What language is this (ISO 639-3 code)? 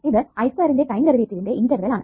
mal